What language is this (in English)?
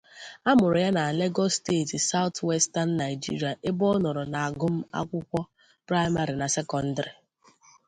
Igbo